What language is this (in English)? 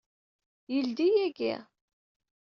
Kabyle